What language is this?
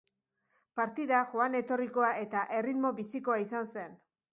Basque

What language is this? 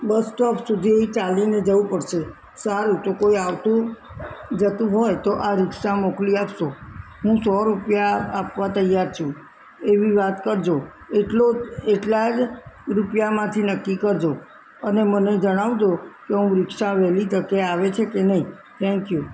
Gujarati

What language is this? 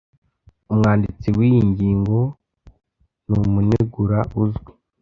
Kinyarwanda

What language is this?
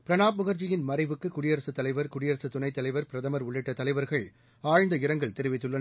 Tamil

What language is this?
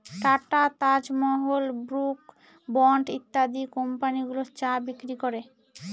Bangla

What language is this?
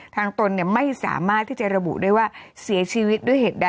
Thai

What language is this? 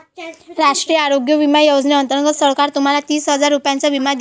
Marathi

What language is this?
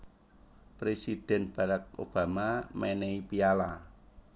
Javanese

